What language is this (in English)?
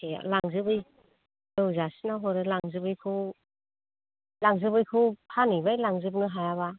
Bodo